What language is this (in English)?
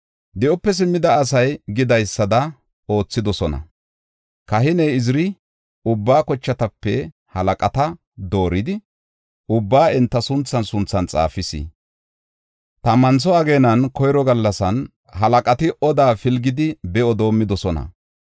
Gofa